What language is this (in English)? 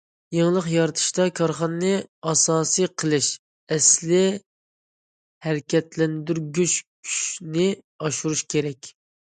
Uyghur